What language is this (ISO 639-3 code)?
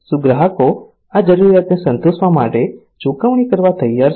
guj